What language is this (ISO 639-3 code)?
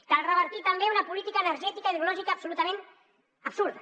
cat